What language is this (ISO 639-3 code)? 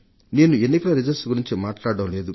tel